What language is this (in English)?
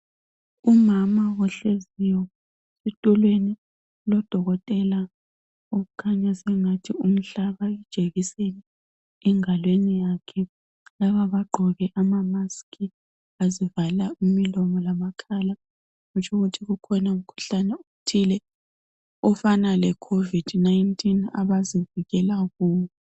North Ndebele